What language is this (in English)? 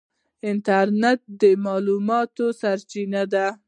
Pashto